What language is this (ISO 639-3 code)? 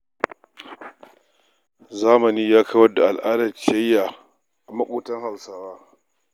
hau